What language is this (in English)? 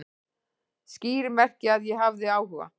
Icelandic